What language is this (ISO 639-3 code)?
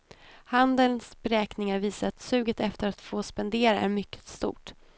swe